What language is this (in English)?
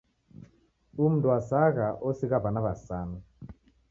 Taita